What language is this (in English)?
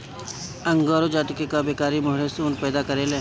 Bhojpuri